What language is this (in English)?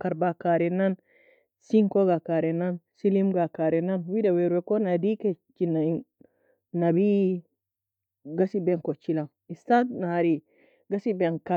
Nobiin